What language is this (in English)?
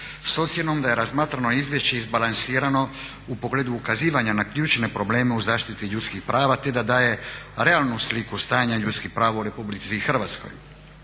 Croatian